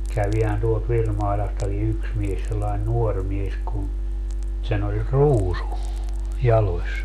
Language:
Finnish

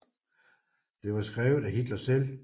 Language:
Danish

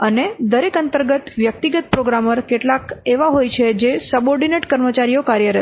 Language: Gujarati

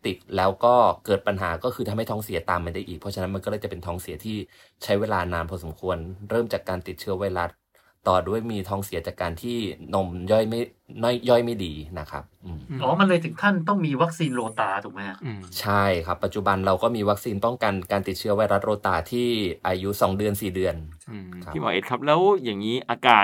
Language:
Thai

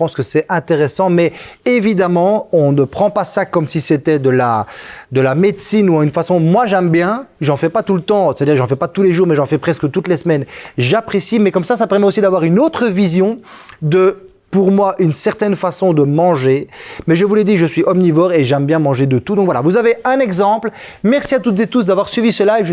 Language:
French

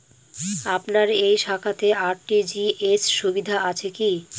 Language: Bangla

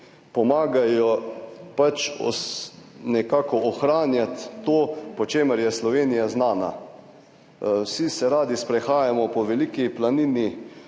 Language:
Slovenian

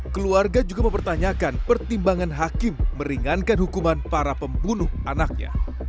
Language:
Indonesian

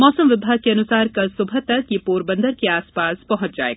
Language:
Hindi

